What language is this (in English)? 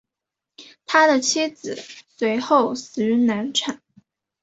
Chinese